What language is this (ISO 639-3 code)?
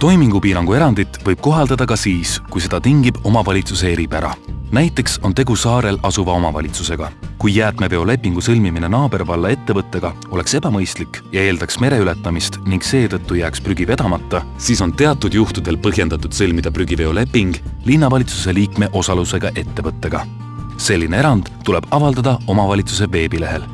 est